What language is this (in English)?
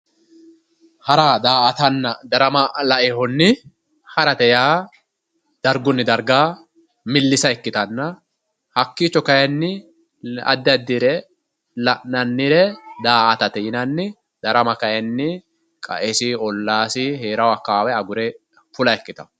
Sidamo